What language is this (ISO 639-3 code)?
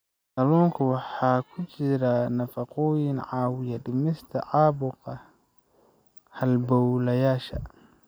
som